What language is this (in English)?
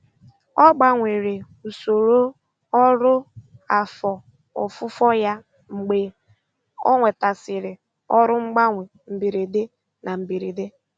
Igbo